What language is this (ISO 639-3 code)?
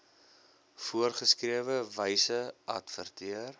afr